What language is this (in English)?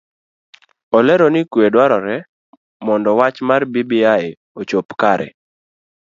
Luo (Kenya and Tanzania)